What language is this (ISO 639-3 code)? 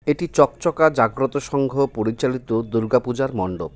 ben